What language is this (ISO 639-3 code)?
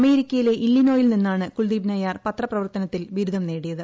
mal